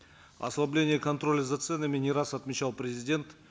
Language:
Kazakh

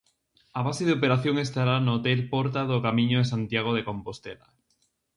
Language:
Galician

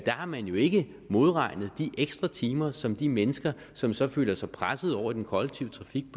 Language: Danish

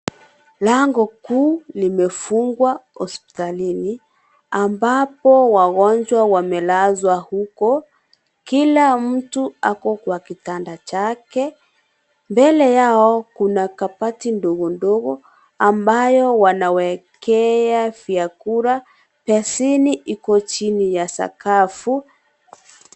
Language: Swahili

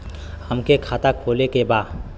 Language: Bhojpuri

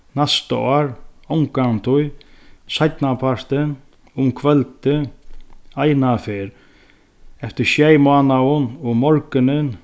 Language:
Faroese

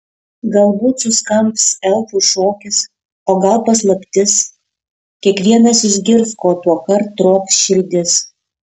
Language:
Lithuanian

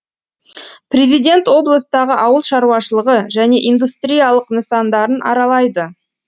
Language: Kazakh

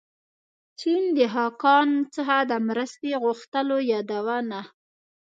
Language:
Pashto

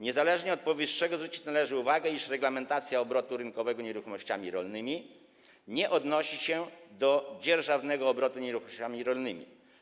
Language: Polish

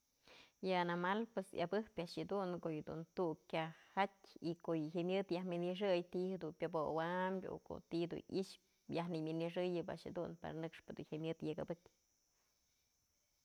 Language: Mazatlán Mixe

